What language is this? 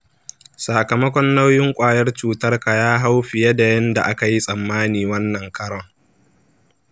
Hausa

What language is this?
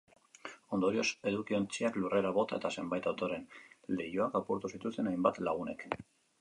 Basque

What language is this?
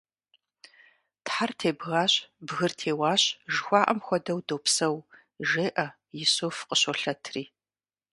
Kabardian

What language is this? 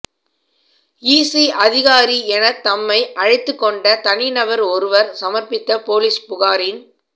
Tamil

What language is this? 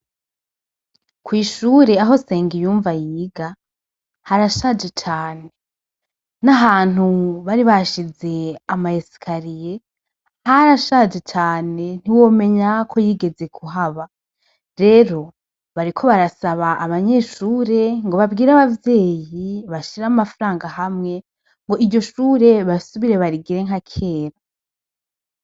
Rundi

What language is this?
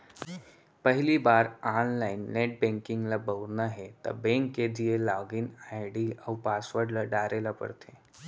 Chhattisgarhi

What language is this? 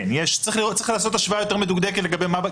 Hebrew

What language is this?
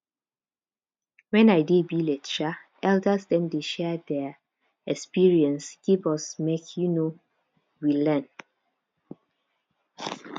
Nigerian Pidgin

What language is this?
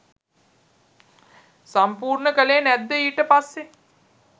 Sinhala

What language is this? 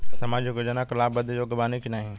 Bhojpuri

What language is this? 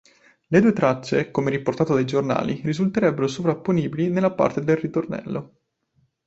Italian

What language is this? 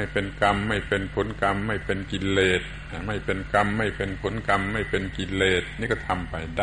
Thai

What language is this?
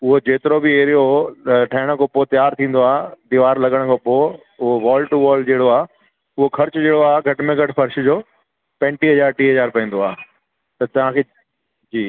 Sindhi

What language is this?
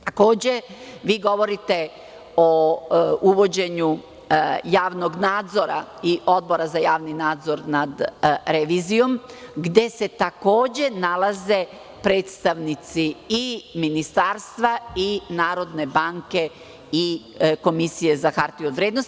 Serbian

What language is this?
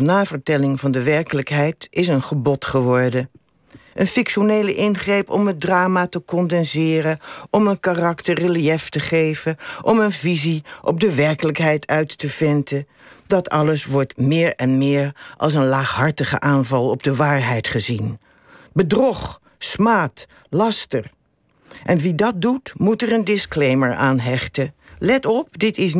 Dutch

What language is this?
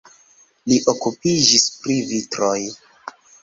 Esperanto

